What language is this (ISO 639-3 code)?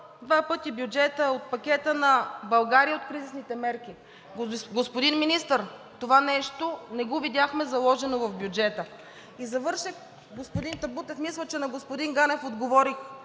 bul